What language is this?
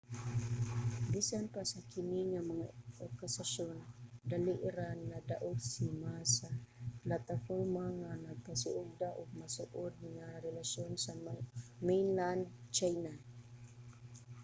Cebuano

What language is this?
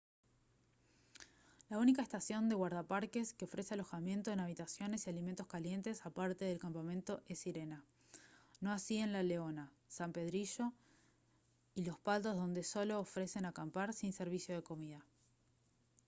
Spanish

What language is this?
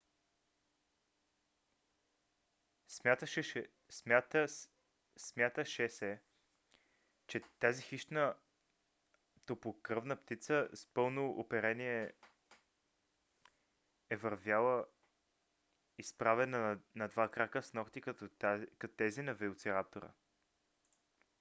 Bulgarian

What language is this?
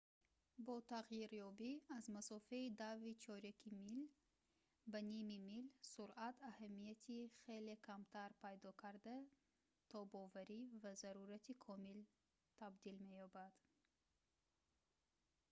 Tajik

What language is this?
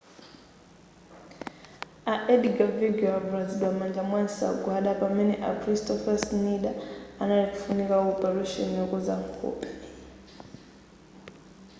Nyanja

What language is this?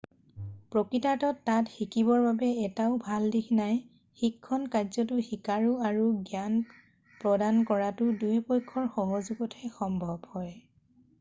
Assamese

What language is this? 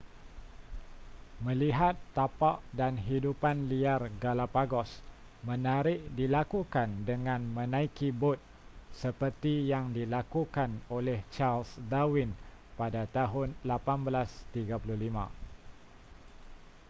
Malay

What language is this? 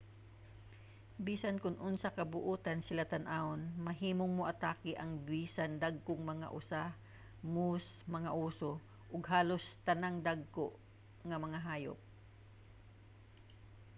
Cebuano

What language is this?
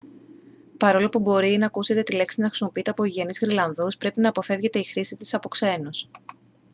Greek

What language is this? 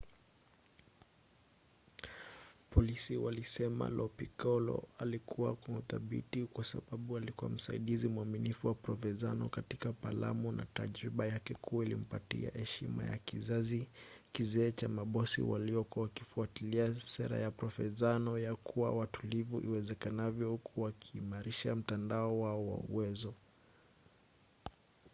Swahili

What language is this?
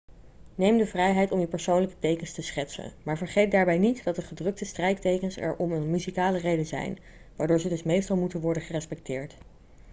Dutch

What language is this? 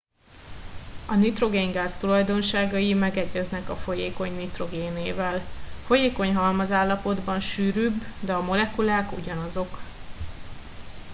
Hungarian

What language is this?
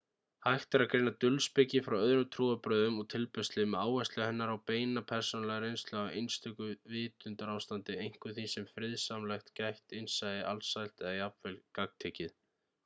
Icelandic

